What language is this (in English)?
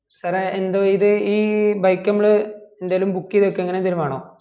Malayalam